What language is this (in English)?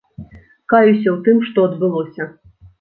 Belarusian